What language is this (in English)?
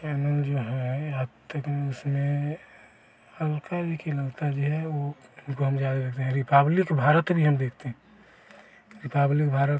Hindi